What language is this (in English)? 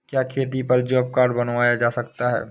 Hindi